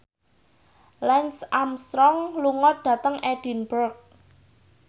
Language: Javanese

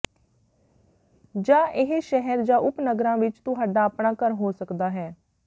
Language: Punjabi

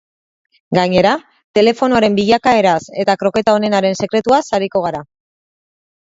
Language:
Basque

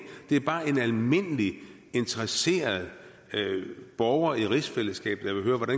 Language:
Danish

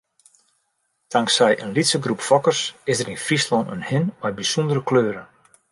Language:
Western Frisian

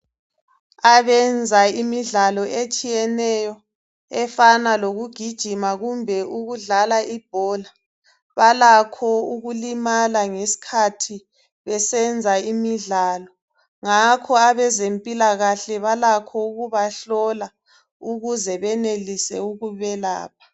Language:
North Ndebele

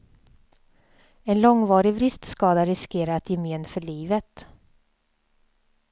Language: Swedish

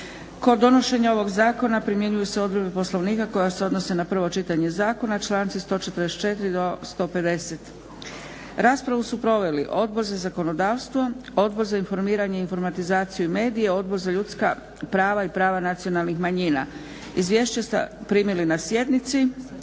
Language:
Croatian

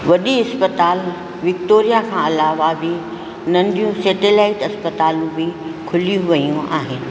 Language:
Sindhi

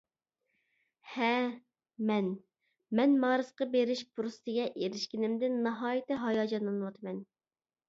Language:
Uyghur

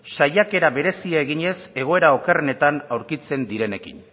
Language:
Basque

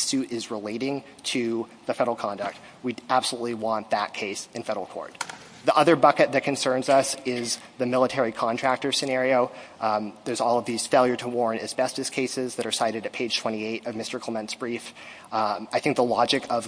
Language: English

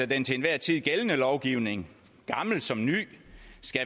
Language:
Danish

